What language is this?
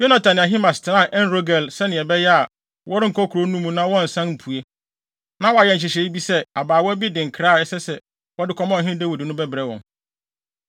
Akan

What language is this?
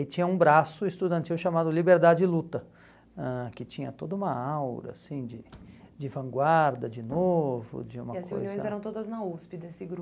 Portuguese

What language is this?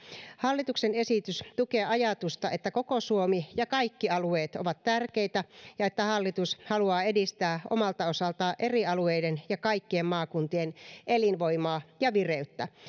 Finnish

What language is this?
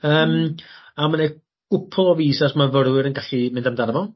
Welsh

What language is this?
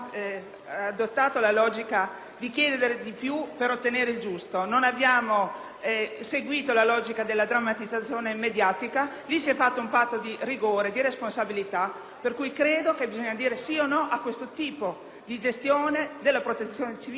Italian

